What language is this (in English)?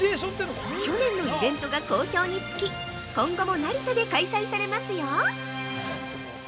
Japanese